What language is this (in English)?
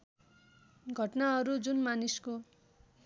Nepali